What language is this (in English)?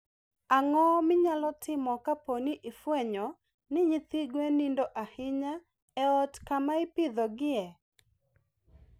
Luo (Kenya and Tanzania)